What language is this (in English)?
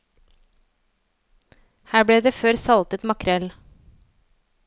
Norwegian